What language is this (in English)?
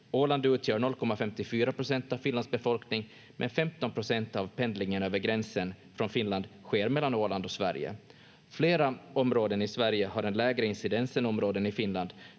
Finnish